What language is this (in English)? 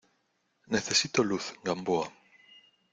Spanish